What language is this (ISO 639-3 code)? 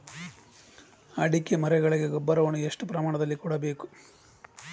kan